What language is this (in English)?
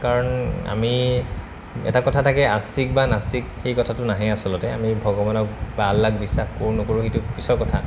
Assamese